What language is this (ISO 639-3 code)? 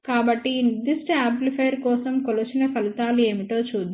tel